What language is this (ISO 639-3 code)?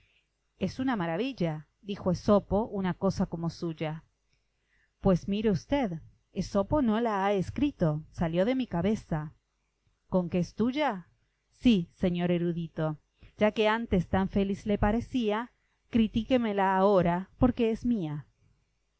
spa